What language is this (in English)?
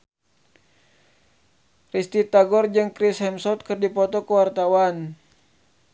Sundanese